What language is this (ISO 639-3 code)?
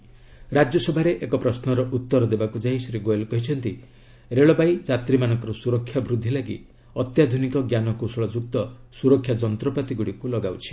ori